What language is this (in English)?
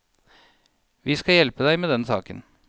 Norwegian